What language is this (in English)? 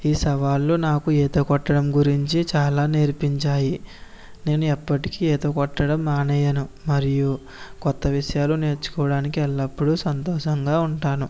Telugu